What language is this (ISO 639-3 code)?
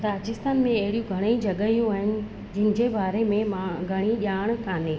snd